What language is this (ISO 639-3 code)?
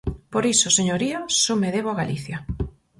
glg